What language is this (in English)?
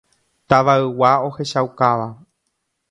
Guarani